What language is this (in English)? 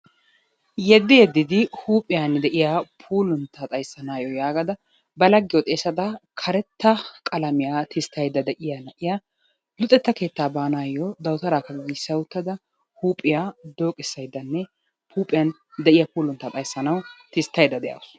Wolaytta